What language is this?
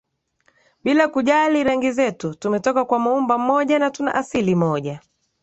Swahili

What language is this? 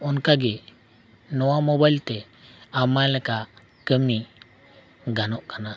Santali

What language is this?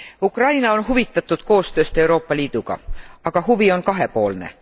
Estonian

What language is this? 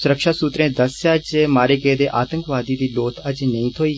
Dogri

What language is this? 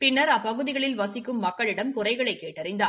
Tamil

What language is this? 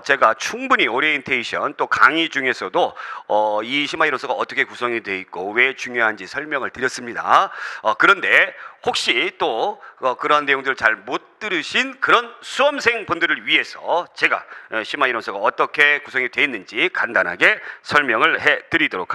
Korean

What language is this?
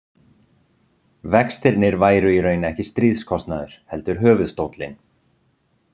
Icelandic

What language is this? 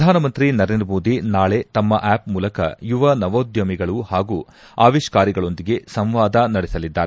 Kannada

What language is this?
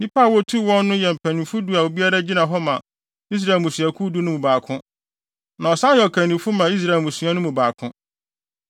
Akan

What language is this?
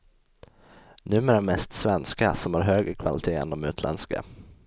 Swedish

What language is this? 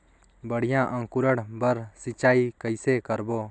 Chhattisgarhi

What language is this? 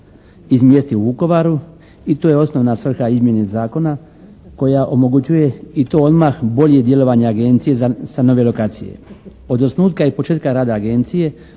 Croatian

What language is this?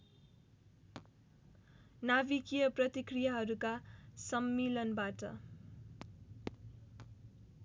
Nepali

